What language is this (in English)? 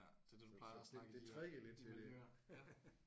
Danish